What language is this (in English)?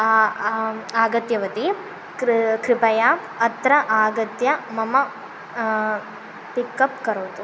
Sanskrit